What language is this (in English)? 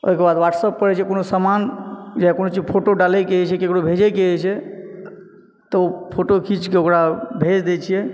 Maithili